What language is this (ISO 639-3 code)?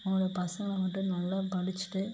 tam